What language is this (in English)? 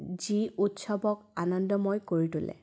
Assamese